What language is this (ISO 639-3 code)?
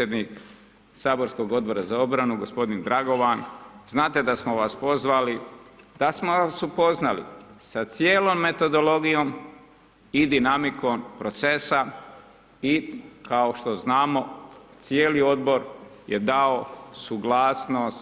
hrv